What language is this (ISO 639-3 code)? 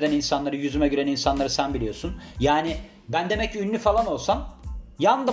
tur